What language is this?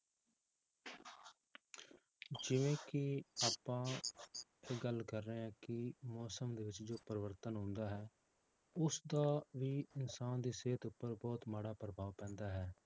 Punjabi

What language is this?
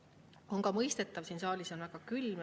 Estonian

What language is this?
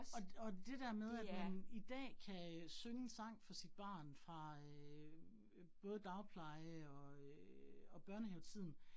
Danish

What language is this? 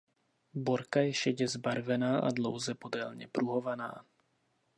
Czech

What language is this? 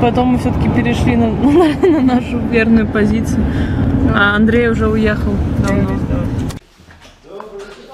Russian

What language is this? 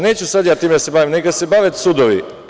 Serbian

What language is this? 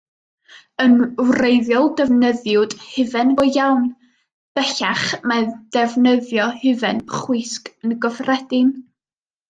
Welsh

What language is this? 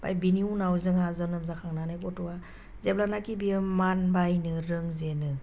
Bodo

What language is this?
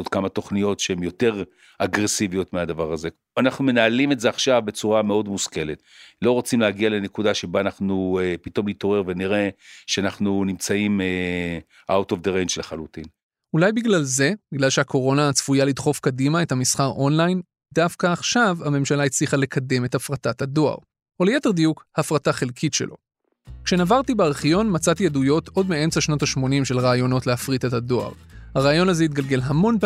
Hebrew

